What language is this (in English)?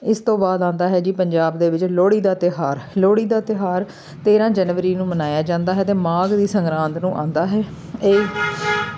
Punjabi